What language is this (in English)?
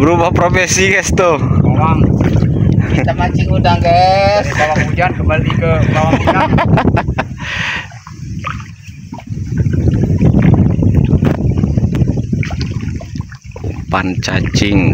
Indonesian